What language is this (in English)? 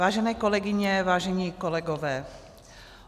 Czech